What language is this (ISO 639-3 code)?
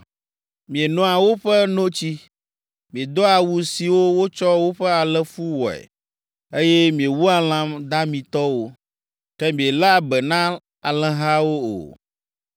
ewe